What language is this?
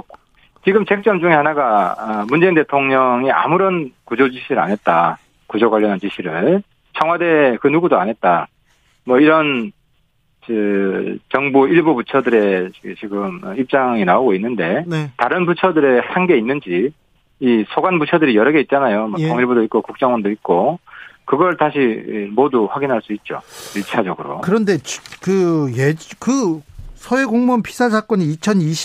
Korean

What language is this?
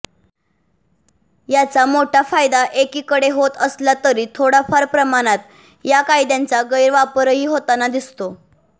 Marathi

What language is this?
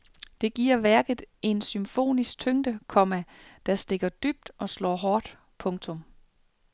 Danish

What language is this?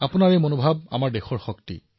Assamese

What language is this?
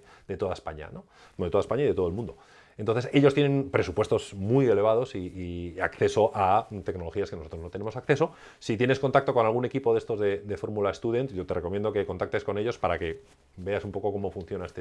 Spanish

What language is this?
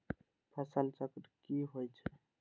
Magahi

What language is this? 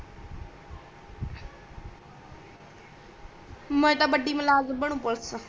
Punjabi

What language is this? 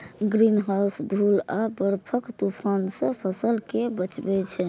Maithili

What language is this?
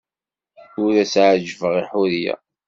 Kabyle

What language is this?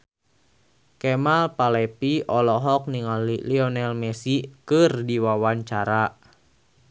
Sundanese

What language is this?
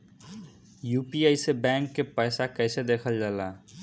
Bhojpuri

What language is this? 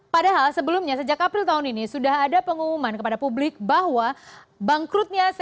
Indonesian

